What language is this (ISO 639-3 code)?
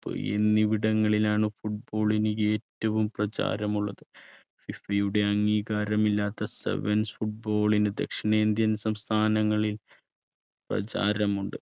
mal